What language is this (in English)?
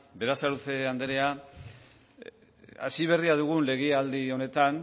Basque